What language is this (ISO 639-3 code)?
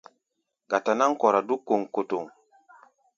gba